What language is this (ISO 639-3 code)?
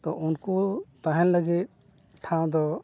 sat